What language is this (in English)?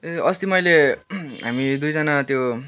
Nepali